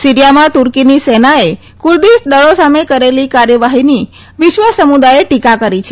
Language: Gujarati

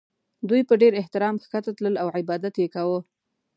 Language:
Pashto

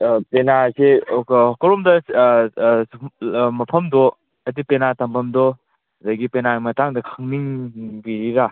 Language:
Manipuri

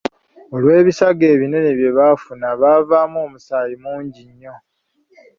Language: Ganda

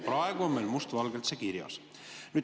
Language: Estonian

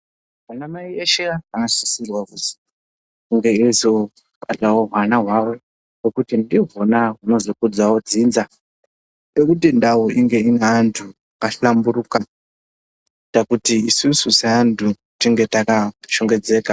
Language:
Ndau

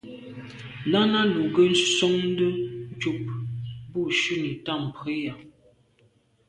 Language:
Medumba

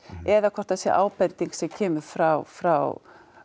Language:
Icelandic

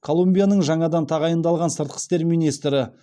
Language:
Kazakh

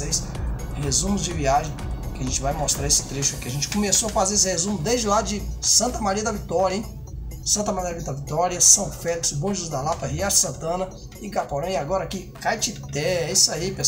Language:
Portuguese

